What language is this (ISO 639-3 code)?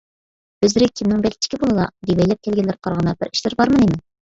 uig